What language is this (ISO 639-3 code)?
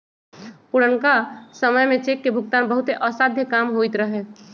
mag